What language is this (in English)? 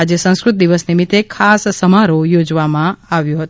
Gujarati